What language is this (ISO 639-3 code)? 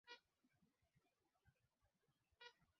swa